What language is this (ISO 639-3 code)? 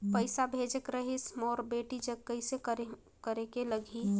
hne